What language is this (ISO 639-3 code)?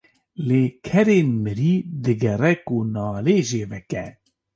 kur